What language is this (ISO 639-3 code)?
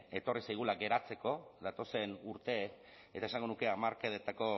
eus